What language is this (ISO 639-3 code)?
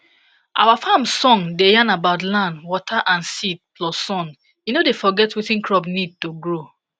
pcm